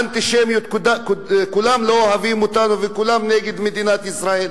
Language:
Hebrew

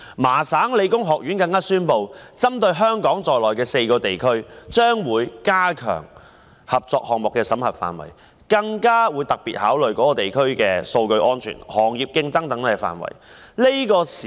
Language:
Cantonese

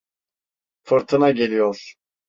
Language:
Turkish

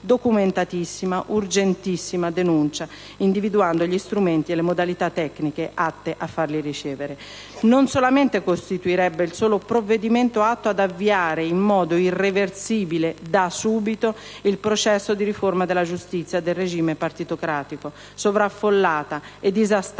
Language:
Italian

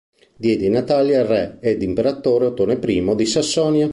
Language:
Italian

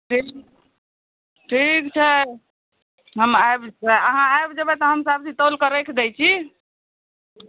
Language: Maithili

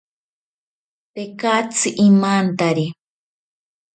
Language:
South Ucayali Ashéninka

